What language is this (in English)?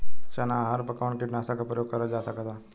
Bhojpuri